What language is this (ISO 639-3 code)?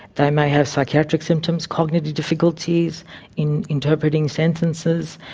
eng